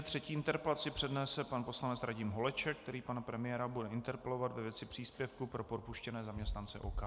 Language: Czech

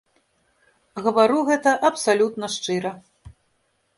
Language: Belarusian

